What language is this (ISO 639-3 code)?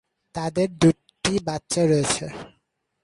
ben